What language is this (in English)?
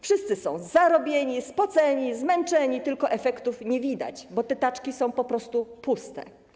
Polish